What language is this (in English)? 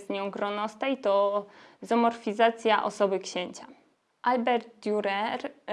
Polish